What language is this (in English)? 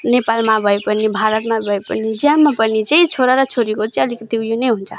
Nepali